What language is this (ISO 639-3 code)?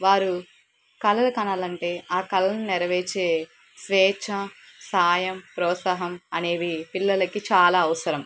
tel